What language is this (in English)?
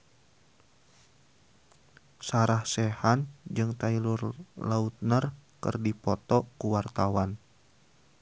Sundanese